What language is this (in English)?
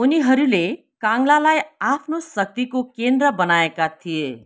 Nepali